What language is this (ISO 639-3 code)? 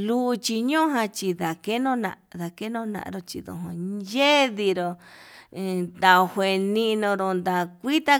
mab